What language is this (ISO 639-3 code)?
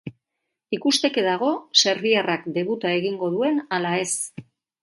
eus